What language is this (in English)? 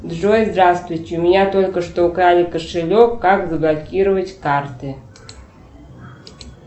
Russian